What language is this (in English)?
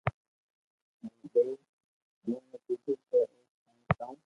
Loarki